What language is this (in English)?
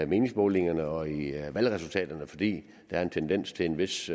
Danish